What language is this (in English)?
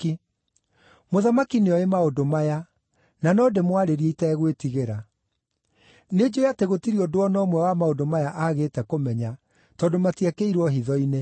Kikuyu